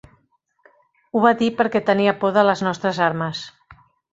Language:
Catalan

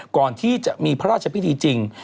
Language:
Thai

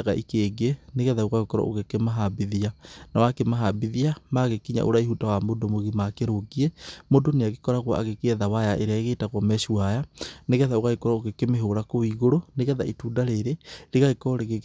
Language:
Kikuyu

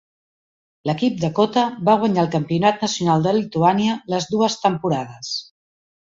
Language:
Catalan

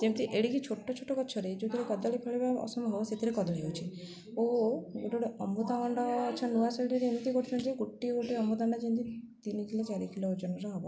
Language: Odia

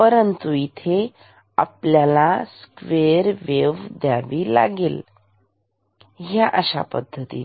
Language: Marathi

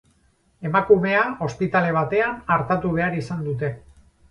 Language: Basque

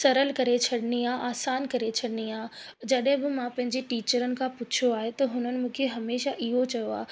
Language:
Sindhi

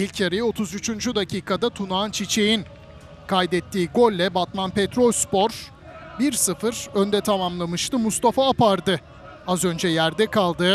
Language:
Turkish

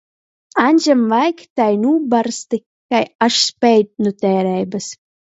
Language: Latgalian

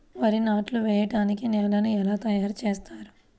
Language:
Telugu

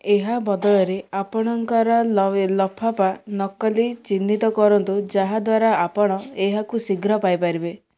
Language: Odia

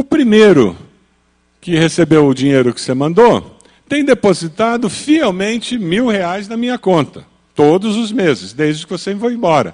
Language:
Portuguese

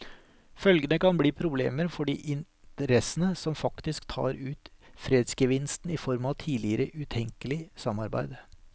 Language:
Norwegian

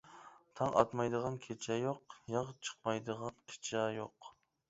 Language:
Uyghur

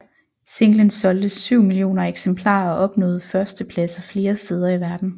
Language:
Danish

